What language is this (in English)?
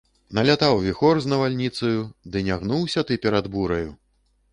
Belarusian